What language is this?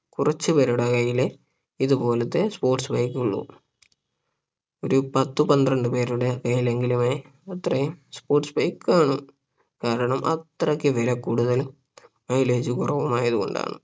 Malayalam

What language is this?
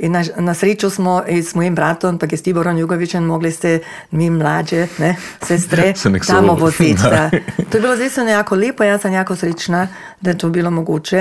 Croatian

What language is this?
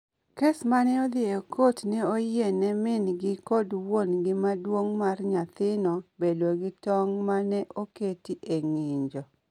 Luo (Kenya and Tanzania)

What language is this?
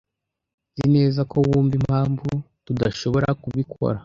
Kinyarwanda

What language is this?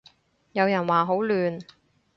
Cantonese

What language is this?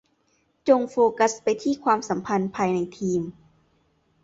Thai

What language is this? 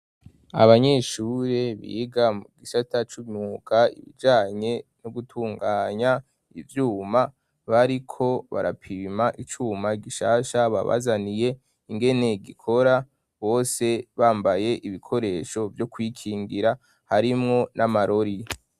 Rundi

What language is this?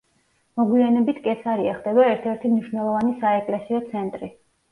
Georgian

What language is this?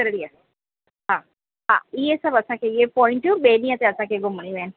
Sindhi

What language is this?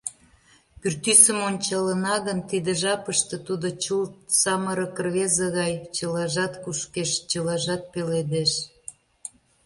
Mari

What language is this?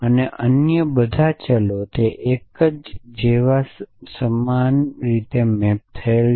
Gujarati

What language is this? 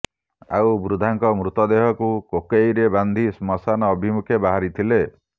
Odia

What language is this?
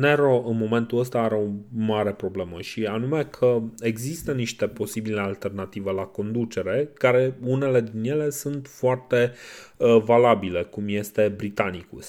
Romanian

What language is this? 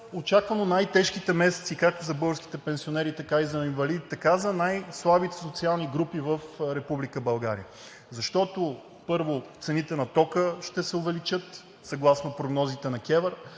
Bulgarian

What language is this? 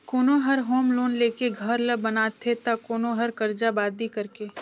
Chhattisgarhi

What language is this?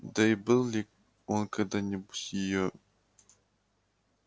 Russian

